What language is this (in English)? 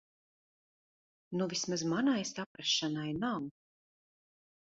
Latvian